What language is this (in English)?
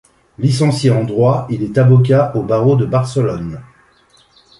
French